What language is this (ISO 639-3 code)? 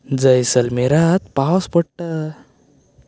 kok